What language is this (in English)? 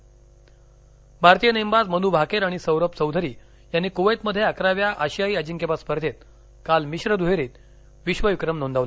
Marathi